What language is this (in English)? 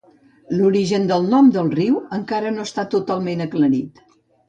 Catalan